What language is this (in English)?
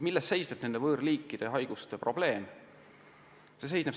Estonian